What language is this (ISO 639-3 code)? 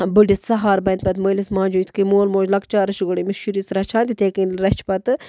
kas